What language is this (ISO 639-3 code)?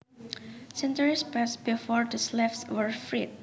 jav